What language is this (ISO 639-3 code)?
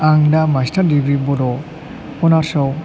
brx